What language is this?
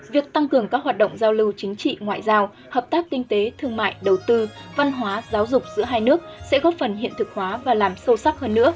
Vietnamese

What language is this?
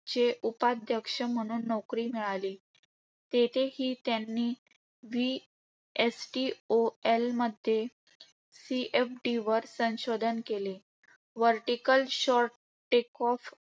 Marathi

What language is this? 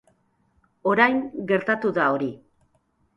Basque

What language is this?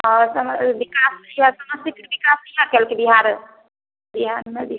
Maithili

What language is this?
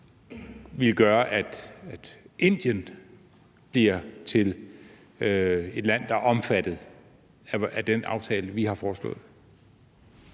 Danish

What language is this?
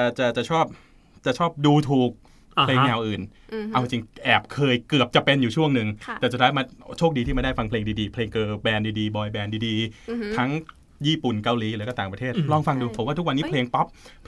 Thai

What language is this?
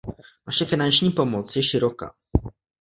Czech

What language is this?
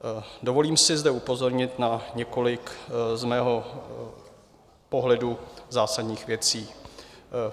Czech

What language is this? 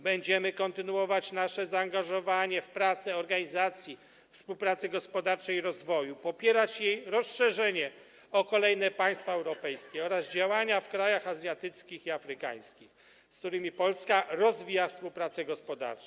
Polish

